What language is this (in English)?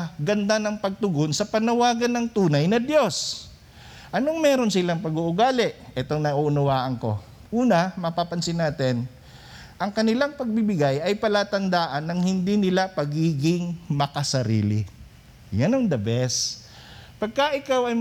Filipino